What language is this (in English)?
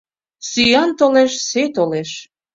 Mari